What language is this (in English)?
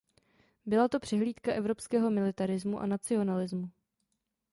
Czech